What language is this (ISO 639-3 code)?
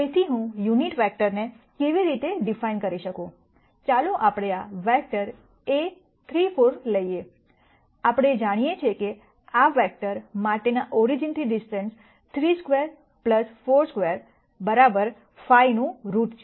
guj